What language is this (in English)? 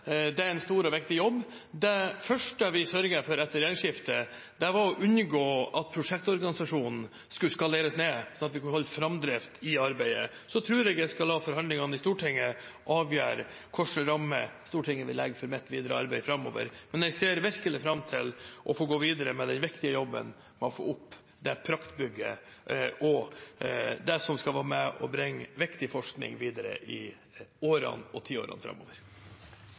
Norwegian Bokmål